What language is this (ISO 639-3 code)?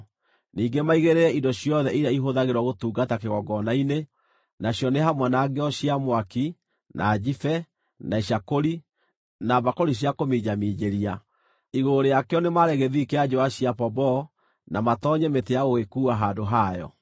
kik